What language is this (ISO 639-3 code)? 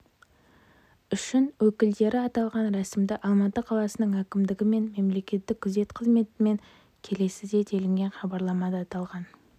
kaz